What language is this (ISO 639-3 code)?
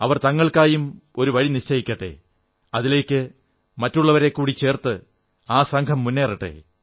mal